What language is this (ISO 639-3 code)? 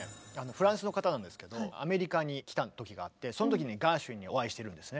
jpn